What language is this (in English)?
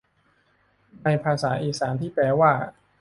Thai